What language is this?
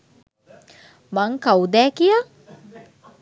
Sinhala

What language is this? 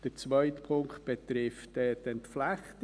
Swiss German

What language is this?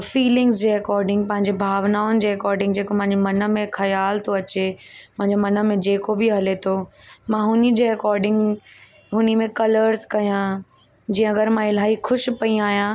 Sindhi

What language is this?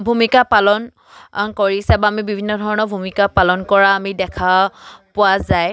Assamese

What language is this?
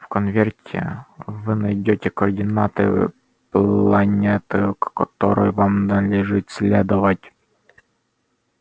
Russian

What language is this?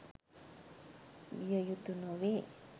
Sinhala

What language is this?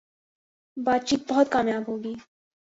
Urdu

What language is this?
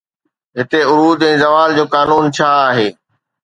Sindhi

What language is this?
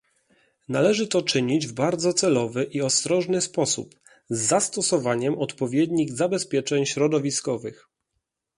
Polish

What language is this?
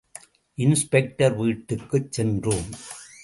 Tamil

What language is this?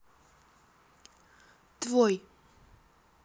Russian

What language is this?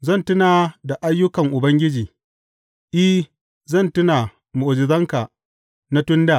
Hausa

